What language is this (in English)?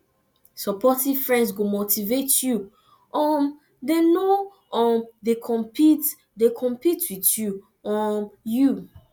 Nigerian Pidgin